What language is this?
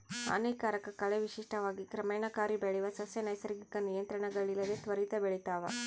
Kannada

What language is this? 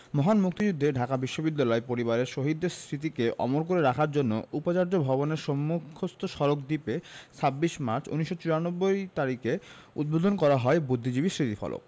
Bangla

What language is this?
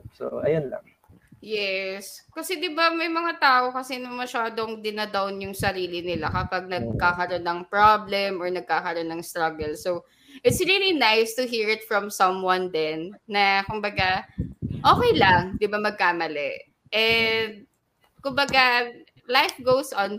Filipino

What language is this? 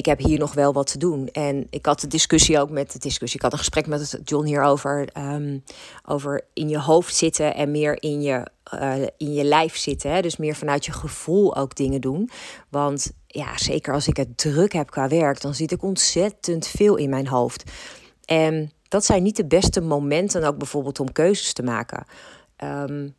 Dutch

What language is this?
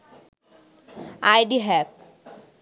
Bangla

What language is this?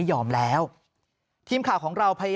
Thai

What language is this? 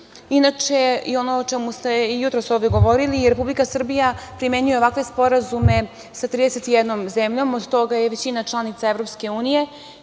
Serbian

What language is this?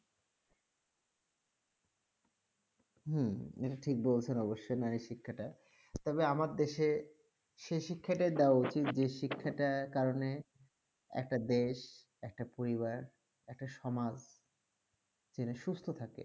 Bangla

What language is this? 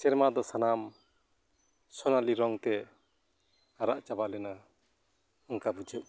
Santali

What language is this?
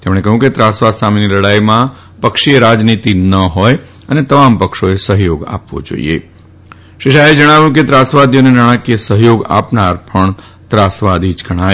Gujarati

